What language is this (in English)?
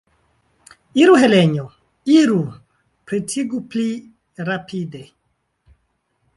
Esperanto